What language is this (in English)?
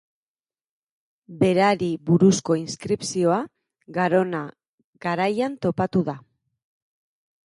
Basque